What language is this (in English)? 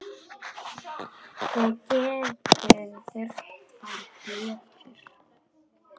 Icelandic